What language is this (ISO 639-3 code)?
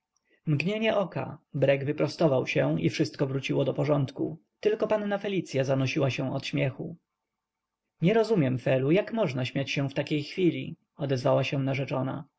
pol